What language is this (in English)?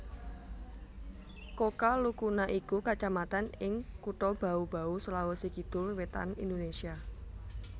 Javanese